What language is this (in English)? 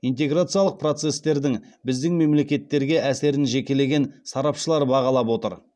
Kazakh